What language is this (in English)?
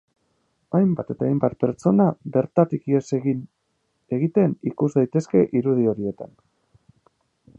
Basque